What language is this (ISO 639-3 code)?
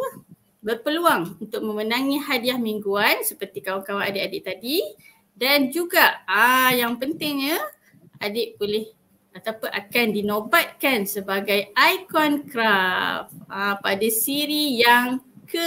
msa